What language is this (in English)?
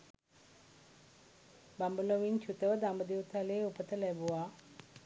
Sinhala